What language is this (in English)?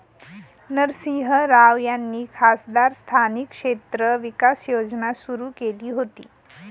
Marathi